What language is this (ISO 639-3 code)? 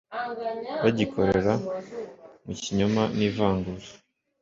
kin